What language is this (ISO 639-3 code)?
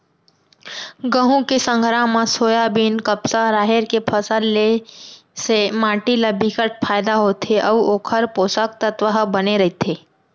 hne